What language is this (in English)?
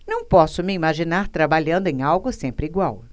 Portuguese